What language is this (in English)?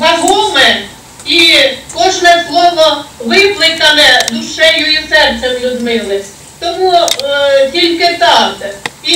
Ukrainian